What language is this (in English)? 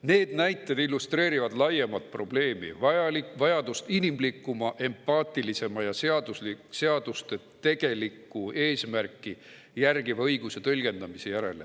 Estonian